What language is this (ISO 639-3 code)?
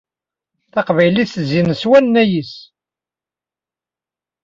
kab